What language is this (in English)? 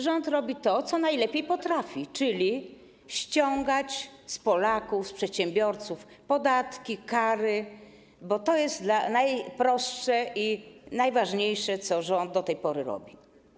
Polish